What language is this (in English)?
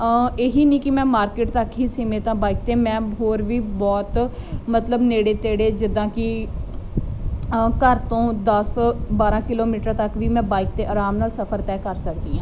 Punjabi